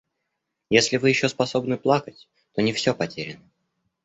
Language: Russian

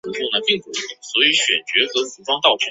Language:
Chinese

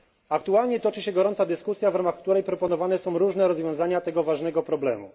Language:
Polish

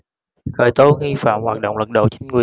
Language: Vietnamese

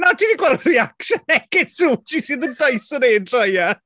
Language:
Welsh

